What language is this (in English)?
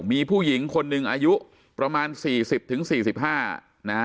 Thai